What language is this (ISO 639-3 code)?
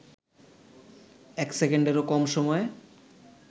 ben